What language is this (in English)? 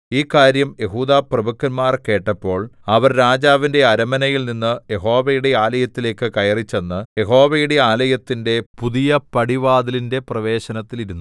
Malayalam